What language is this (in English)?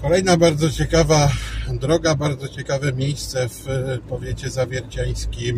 Polish